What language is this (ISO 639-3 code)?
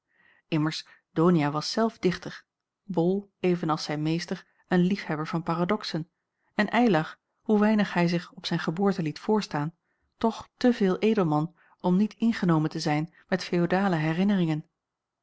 nld